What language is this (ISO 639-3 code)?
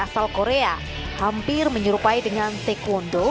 ind